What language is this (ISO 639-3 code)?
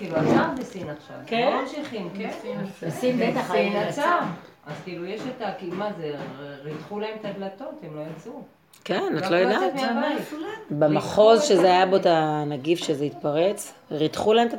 heb